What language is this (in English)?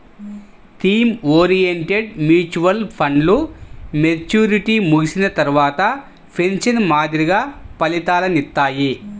Telugu